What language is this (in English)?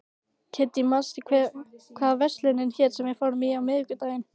Icelandic